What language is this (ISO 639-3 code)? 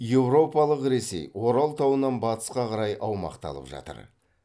kaz